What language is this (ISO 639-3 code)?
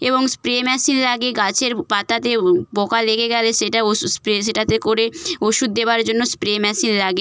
ben